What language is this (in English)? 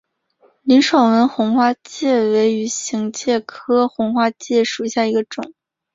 Chinese